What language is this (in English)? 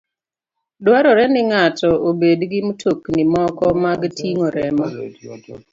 Luo (Kenya and Tanzania)